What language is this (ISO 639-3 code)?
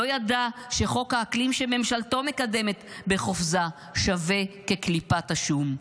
heb